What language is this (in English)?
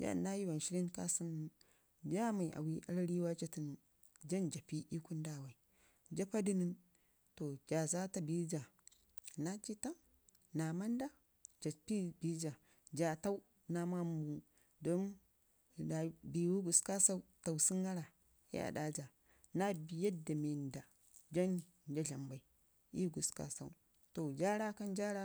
Ngizim